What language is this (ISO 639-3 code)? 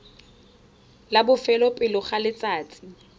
tsn